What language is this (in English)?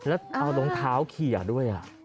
Thai